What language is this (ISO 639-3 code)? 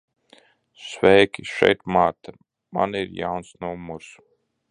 lav